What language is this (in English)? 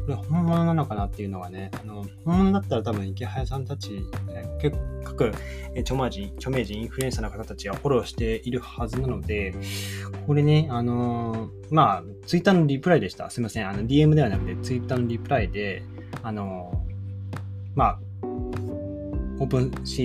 Japanese